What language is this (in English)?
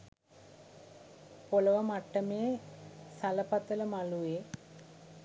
Sinhala